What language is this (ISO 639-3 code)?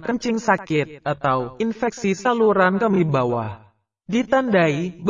ind